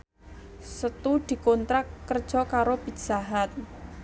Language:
Javanese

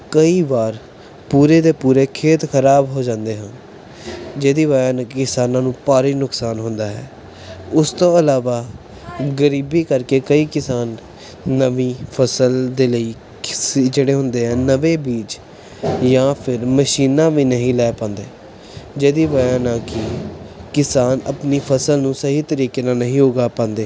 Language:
Punjabi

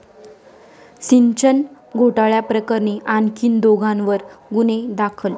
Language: Marathi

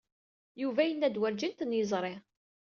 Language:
Kabyle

